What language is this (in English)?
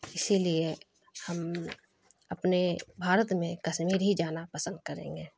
Urdu